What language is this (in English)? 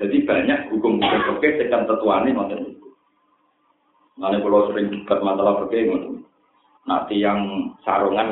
Indonesian